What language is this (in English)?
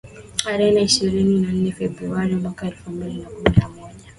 Swahili